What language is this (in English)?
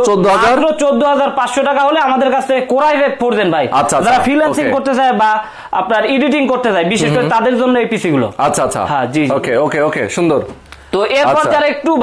Romanian